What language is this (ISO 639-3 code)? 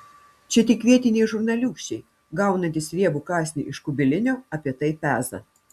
lit